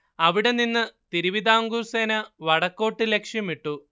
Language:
Malayalam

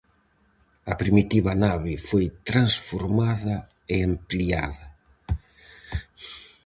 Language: Galician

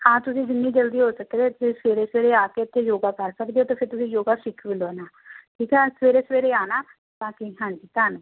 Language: Punjabi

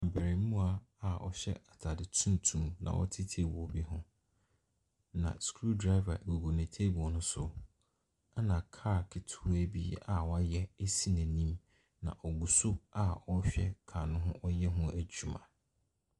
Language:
Akan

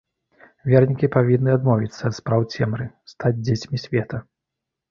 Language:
Belarusian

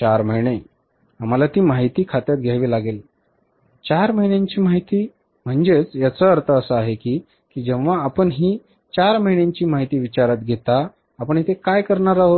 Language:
Marathi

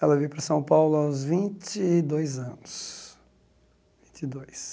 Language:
Portuguese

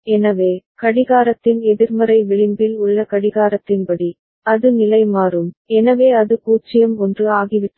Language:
Tamil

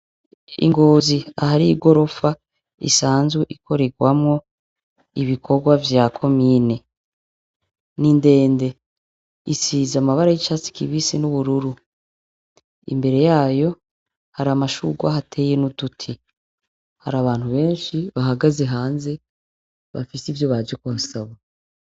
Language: Rundi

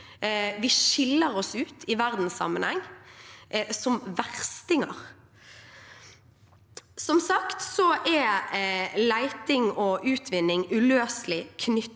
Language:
Norwegian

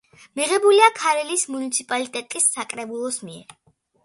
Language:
Georgian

